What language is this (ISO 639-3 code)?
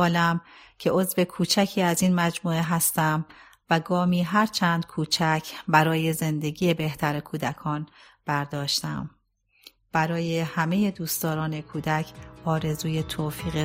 fas